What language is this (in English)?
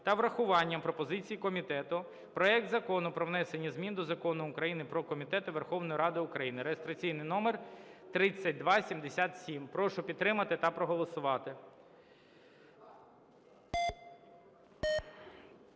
Ukrainian